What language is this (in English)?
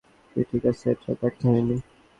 Bangla